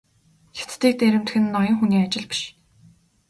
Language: Mongolian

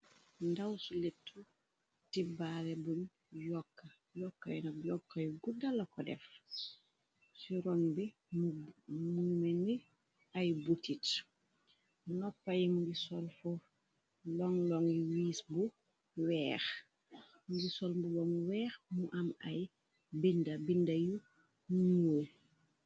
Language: Wolof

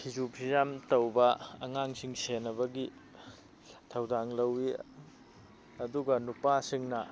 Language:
Manipuri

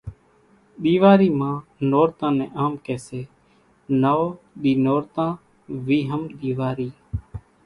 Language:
Kachi Koli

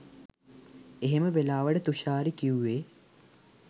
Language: Sinhala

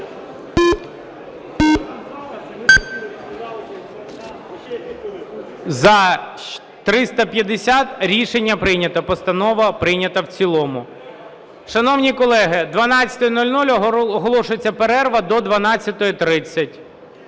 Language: Ukrainian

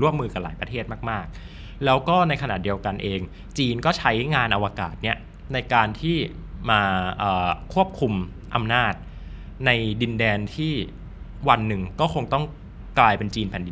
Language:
Thai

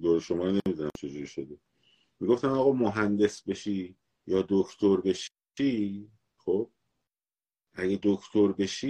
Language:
Persian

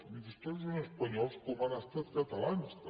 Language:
Catalan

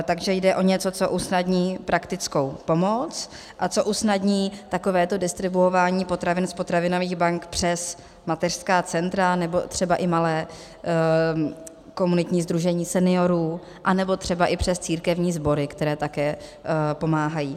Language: Czech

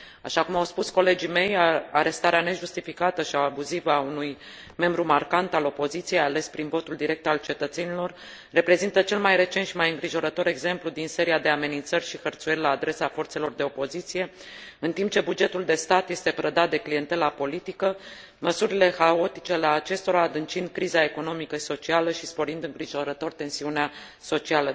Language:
Romanian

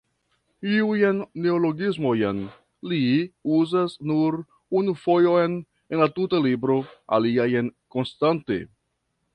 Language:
Esperanto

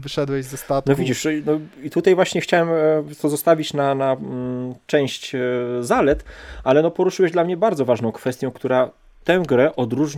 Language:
Polish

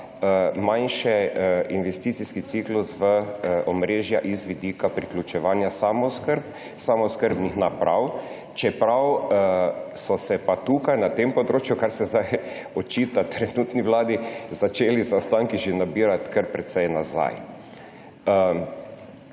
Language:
Slovenian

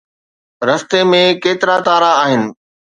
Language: Sindhi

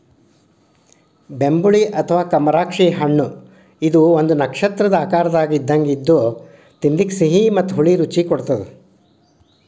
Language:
Kannada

